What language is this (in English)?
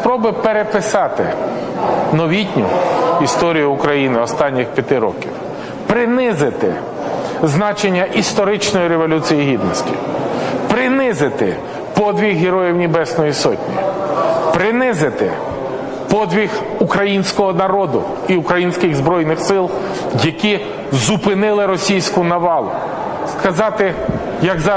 Ukrainian